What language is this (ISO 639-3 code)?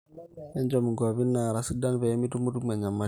mas